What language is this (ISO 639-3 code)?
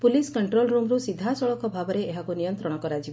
ori